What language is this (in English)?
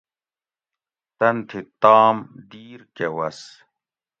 Gawri